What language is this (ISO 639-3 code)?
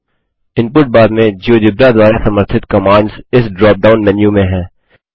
hin